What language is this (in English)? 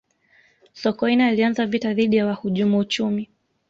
Swahili